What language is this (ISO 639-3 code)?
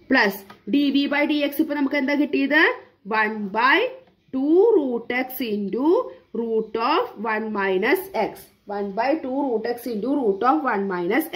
mal